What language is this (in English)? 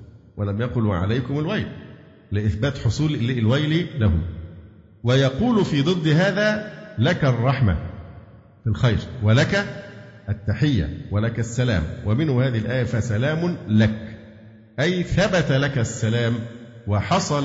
Arabic